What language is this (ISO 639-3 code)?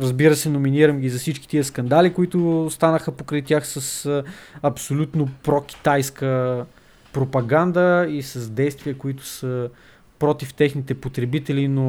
bul